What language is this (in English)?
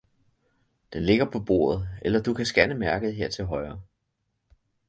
Danish